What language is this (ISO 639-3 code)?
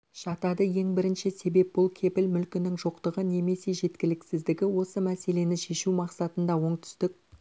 kaz